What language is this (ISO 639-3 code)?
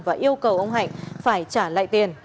vie